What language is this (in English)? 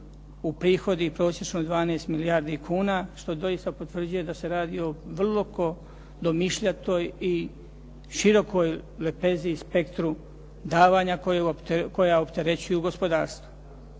Croatian